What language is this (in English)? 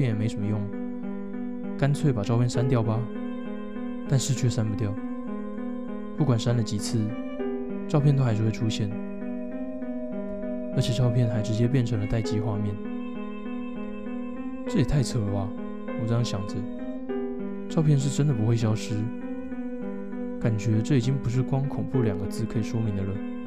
Chinese